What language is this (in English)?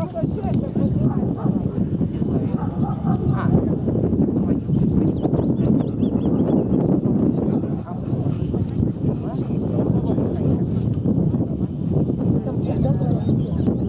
Russian